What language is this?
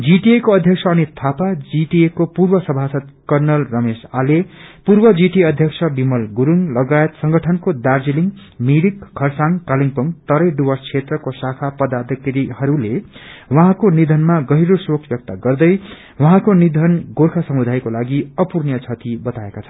Nepali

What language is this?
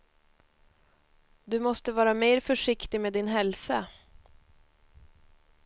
Swedish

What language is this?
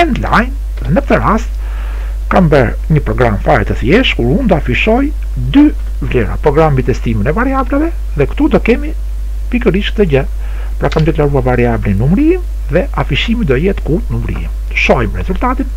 Romanian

